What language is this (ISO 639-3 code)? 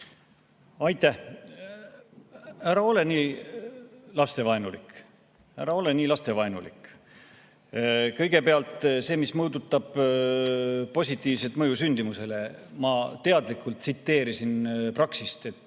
est